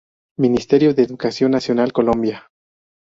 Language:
Spanish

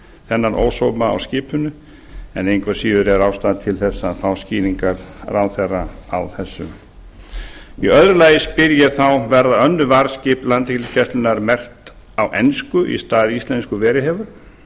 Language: Icelandic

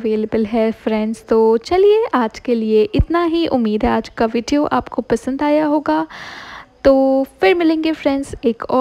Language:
Hindi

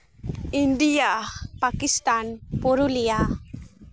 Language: Santali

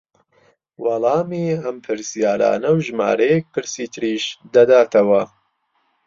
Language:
Central Kurdish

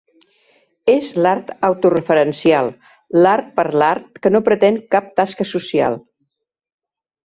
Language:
Catalan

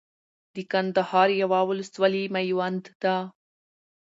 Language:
Pashto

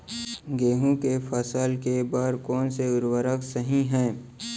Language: Chhattisgarhi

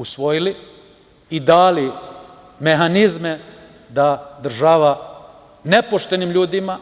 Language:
Serbian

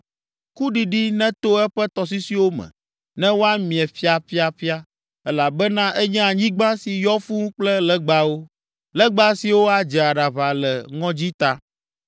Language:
Ewe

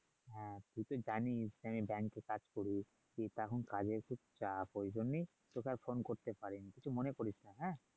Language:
Bangla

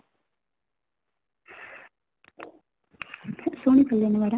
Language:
Odia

